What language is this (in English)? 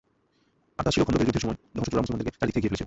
Bangla